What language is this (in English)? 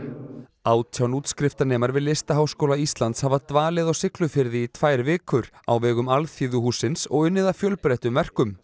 Icelandic